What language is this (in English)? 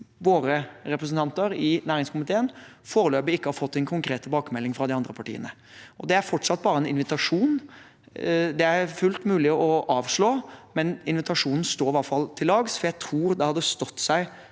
Norwegian